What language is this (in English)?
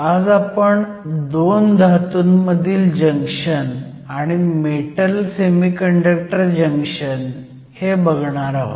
Marathi